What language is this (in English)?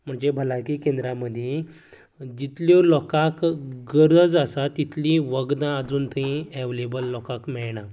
Konkani